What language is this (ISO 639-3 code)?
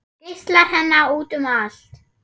isl